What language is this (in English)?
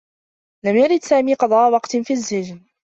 Arabic